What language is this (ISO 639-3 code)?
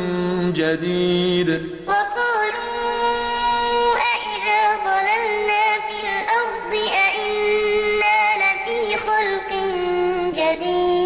ara